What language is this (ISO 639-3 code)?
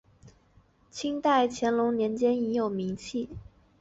zho